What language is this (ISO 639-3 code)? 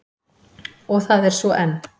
isl